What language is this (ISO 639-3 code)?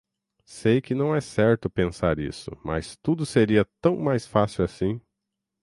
por